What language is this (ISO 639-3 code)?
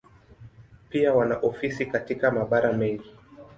swa